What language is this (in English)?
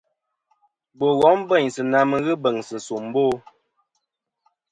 Kom